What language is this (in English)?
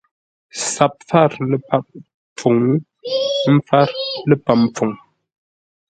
Ngombale